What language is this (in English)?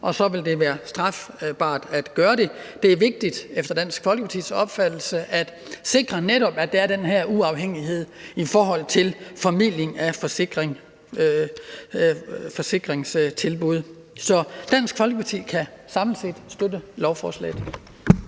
Danish